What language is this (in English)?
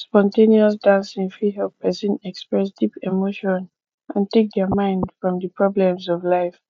Nigerian Pidgin